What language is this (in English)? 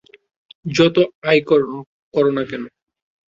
Bangla